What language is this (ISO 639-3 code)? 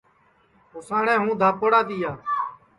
ssi